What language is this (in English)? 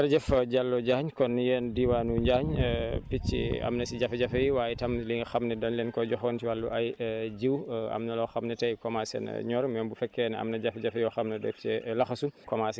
Wolof